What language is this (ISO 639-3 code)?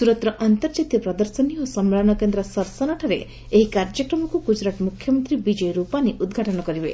ori